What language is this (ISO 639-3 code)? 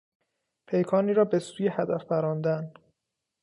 fas